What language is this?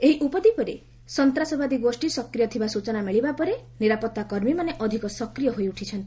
Odia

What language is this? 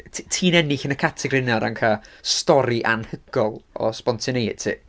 Welsh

